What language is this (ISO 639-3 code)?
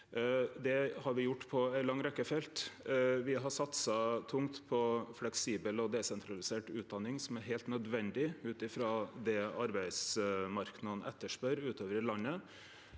nor